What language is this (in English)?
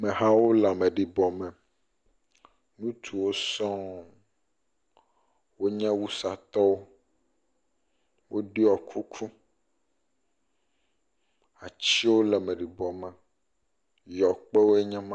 Ewe